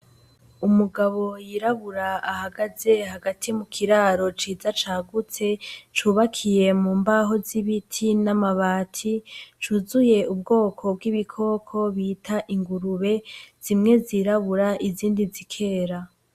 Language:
Rundi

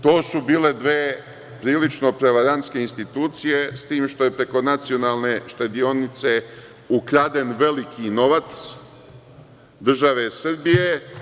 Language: Serbian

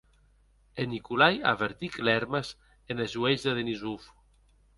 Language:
Occitan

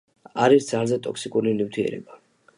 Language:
Georgian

